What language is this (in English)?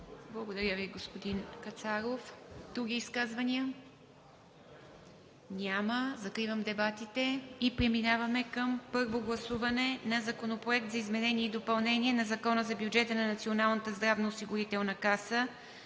Bulgarian